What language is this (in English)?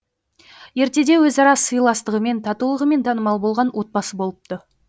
Kazakh